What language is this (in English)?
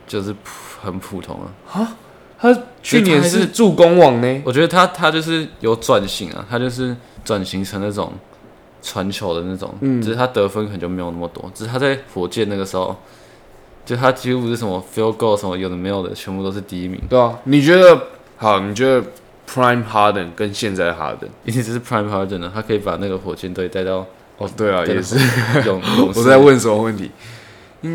Chinese